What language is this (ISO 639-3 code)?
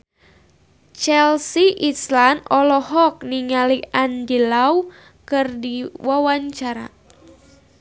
sun